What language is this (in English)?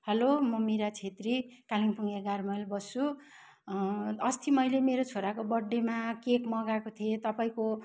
Nepali